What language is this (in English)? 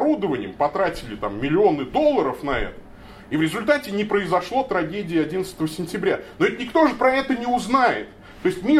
Russian